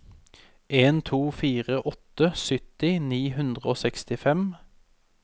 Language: Norwegian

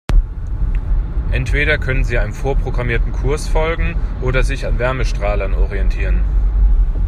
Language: German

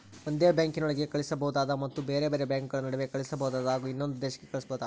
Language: Kannada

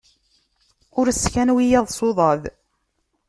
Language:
Kabyle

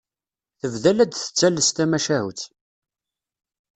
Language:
Kabyle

